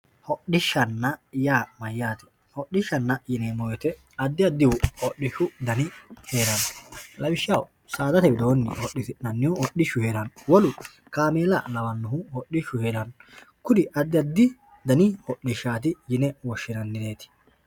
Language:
Sidamo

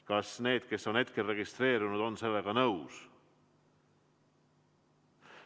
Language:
Estonian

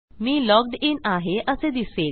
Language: Marathi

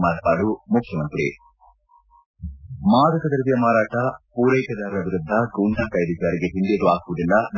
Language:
Kannada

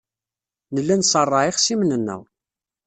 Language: Kabyle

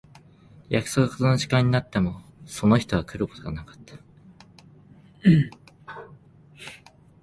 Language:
Japanese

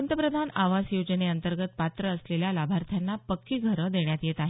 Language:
Marathi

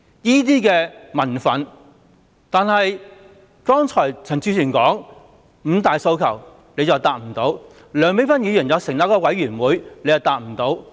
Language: Cantonese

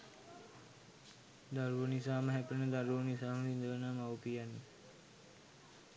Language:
Sinhala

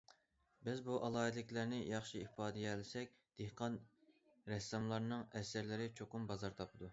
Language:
Uyghur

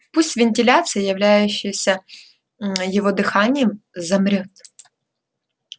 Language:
Russian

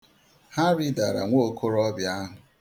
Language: Igbo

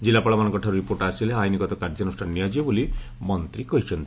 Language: Odia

